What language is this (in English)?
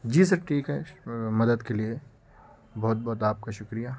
Urdu